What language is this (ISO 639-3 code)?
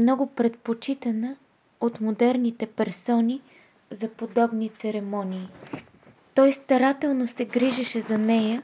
bul